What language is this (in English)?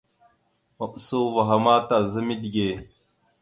Mada (Cameroon)